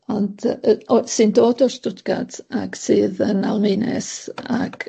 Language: Welsh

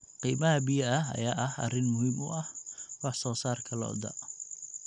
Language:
Somali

